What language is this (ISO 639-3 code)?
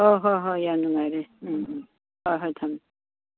mni